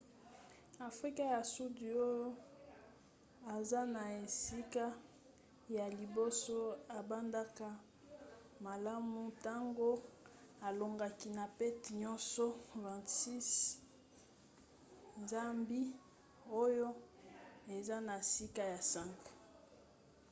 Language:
Lingala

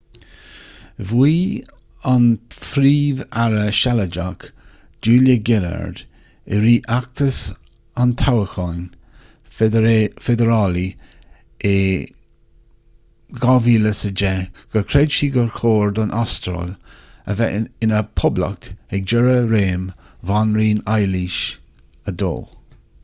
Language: Irish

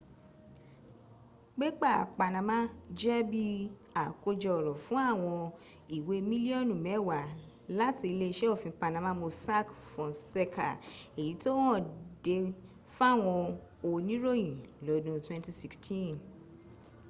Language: Yoruba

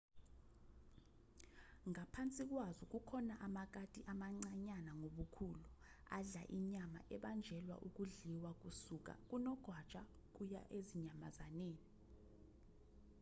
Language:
Zulu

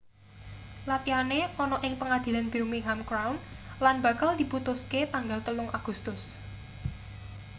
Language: Javanese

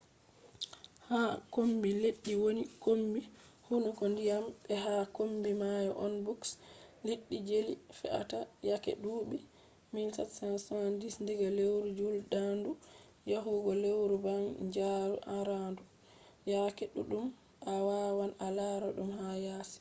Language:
Fula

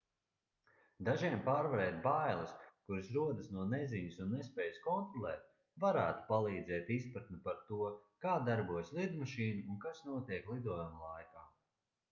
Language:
Latvian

